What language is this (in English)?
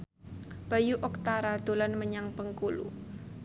Javanese